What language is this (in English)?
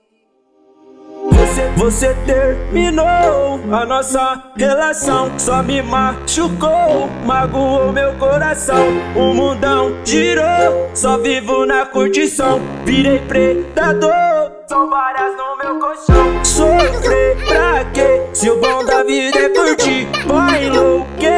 Portuguese